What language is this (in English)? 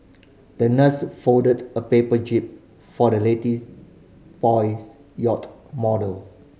English